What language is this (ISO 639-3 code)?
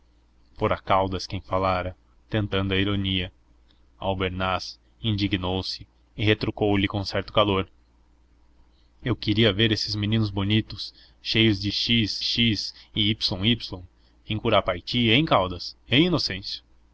por